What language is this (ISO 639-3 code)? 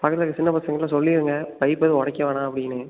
tam